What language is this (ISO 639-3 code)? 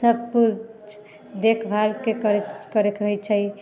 mai